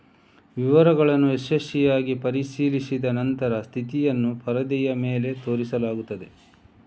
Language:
Kannada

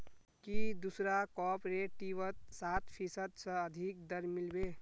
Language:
Magahi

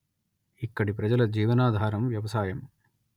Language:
Telugu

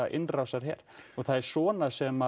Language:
Icelandic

